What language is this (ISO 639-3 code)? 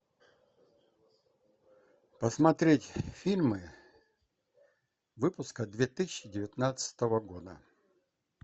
rus